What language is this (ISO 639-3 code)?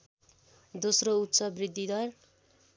nep